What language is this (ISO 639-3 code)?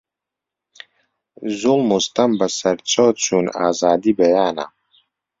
ckb